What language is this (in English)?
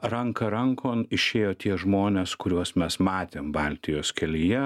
Lithuanian